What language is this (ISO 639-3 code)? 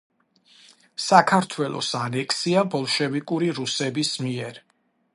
kat